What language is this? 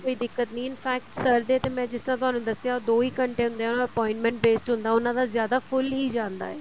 Punjabi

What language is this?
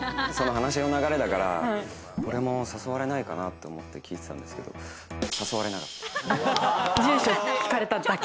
Japanese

